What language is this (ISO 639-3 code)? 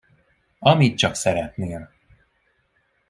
hun